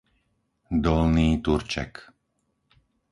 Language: Slovak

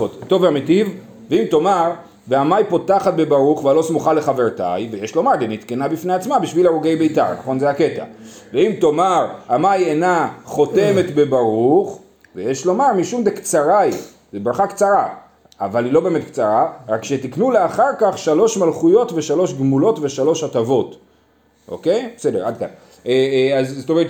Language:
Hebrew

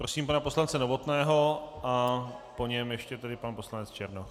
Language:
Czech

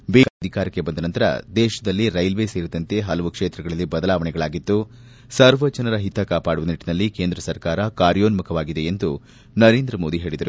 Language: Kannada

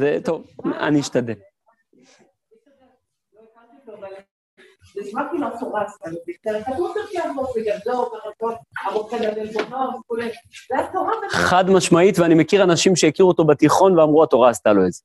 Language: Hebrew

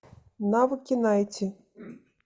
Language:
Russian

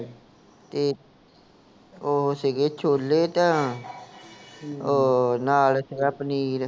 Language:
Punjabi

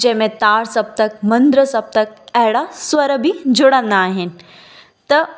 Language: Sindhi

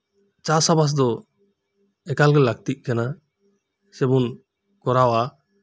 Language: Santali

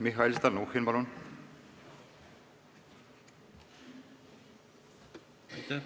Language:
Estonian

